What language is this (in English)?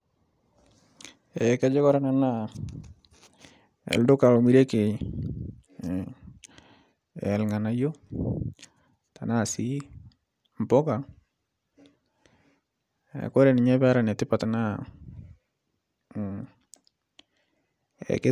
Masai